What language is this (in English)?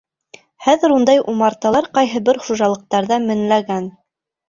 Bashkir